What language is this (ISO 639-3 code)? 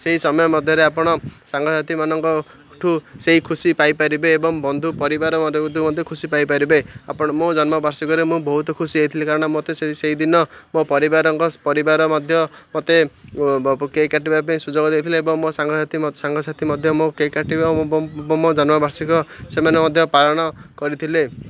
ori